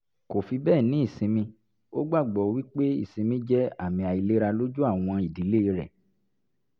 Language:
Yoruba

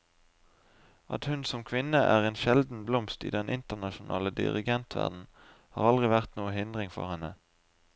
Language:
Norwegian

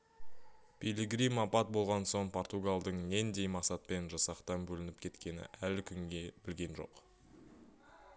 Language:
Kazakh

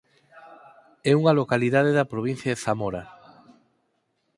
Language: Galician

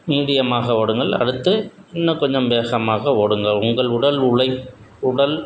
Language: Tamil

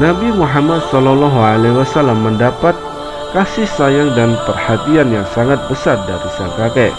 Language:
Indonesian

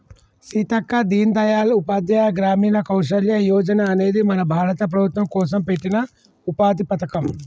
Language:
Telugu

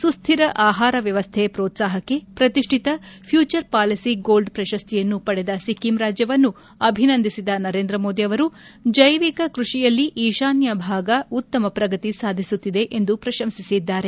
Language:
Kannada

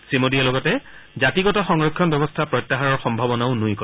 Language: Assamese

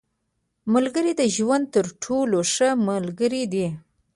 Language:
Pashto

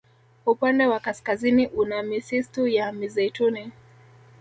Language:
Swahili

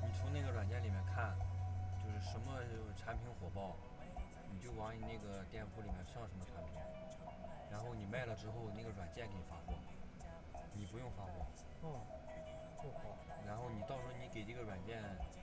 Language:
Chinese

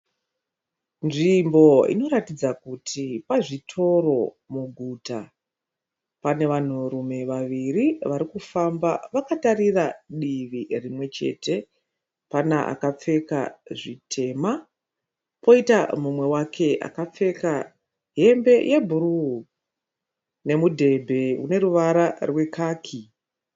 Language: Shona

